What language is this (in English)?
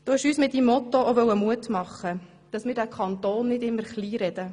Swiss German